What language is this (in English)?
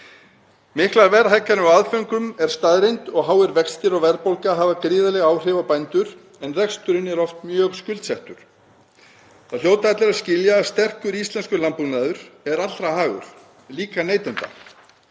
Icelandic